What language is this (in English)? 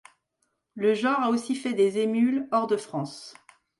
French